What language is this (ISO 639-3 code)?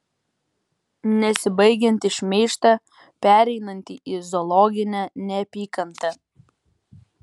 lit